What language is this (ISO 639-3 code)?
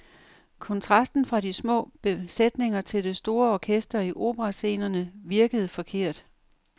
dan